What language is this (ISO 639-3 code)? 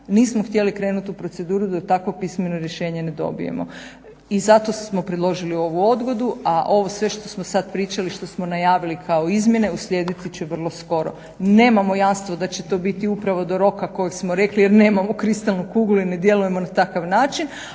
hrv